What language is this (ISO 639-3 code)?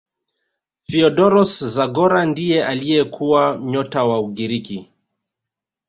swa